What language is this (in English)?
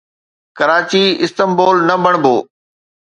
Sindhi